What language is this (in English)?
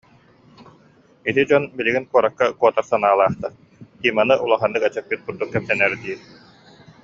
Yakut